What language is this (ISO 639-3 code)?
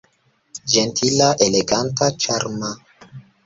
epo